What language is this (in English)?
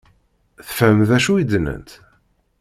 Kabyle